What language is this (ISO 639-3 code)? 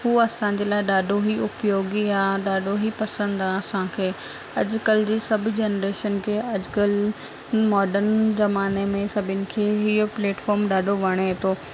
snd